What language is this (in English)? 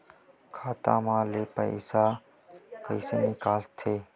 Chhattisgarhi